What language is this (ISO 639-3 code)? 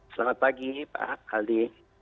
ind